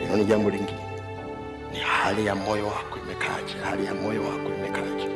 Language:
Swahili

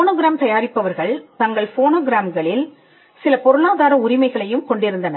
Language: Tamil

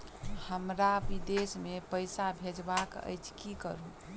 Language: Maithili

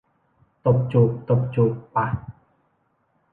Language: Thai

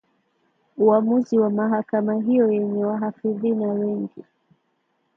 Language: Swahili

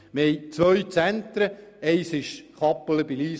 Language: Swiss German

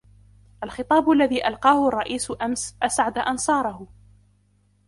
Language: Arabic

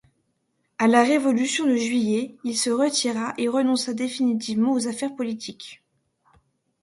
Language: French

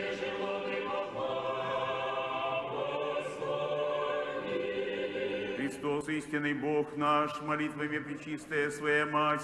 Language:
Russian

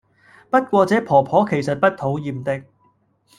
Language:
Cantonese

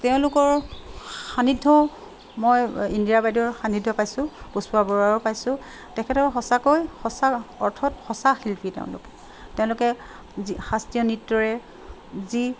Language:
Assamese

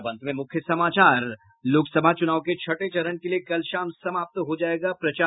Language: Hindi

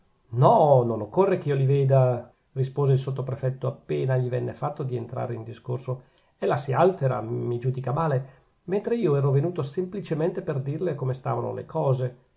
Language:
Italian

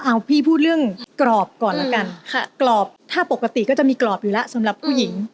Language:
Thai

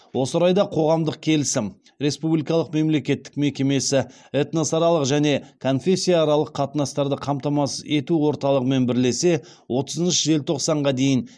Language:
Kazakh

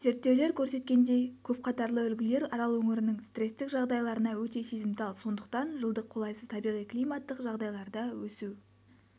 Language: Kazakh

